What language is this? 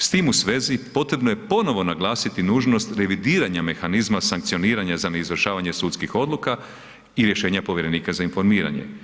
Croatian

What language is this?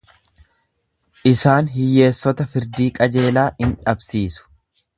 Oromo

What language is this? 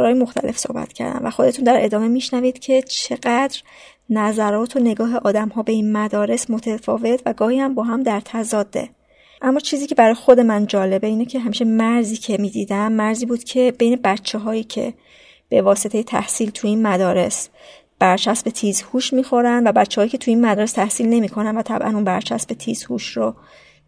Persian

